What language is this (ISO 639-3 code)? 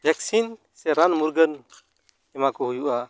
sat